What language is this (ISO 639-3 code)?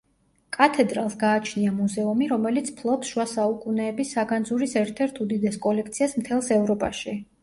kat